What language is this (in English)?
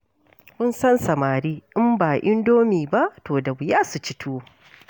Hausa